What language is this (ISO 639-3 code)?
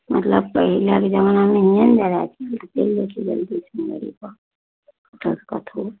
mai